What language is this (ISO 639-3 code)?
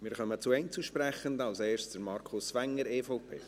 gsw